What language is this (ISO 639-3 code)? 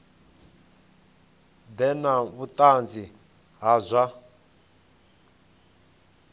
ven